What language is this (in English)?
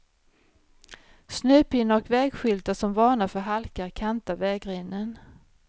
Swedish